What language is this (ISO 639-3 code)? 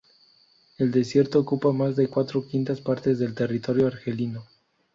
spa